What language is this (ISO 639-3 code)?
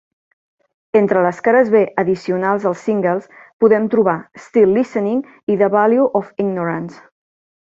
cat